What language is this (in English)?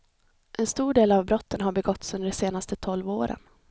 Swedish